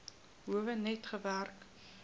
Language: Afrikaans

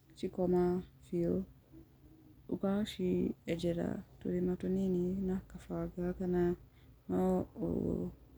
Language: Kikuyu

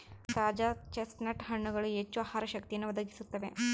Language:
Kannada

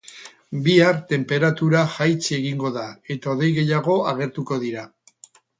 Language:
Basque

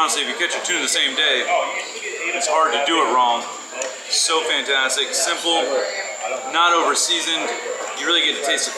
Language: English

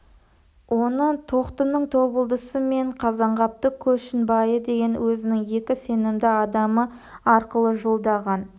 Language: Kazakh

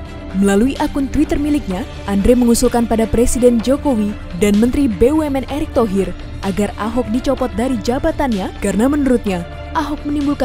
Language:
Indonesian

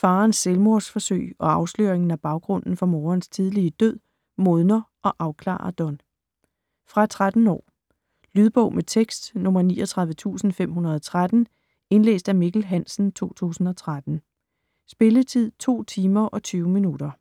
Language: Danish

